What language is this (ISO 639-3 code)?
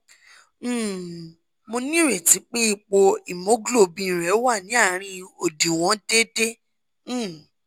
yor